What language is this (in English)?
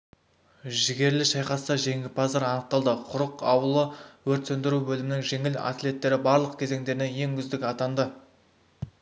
Kazakh